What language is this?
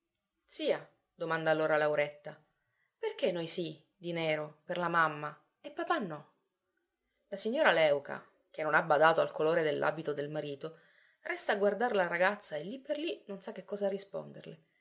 Italian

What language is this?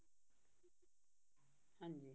Punjabi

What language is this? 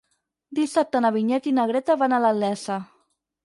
Catalan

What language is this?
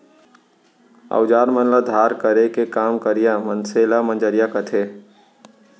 Chhattisgarhi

